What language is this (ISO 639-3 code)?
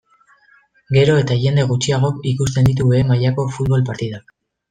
eus